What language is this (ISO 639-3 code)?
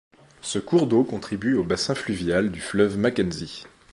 fra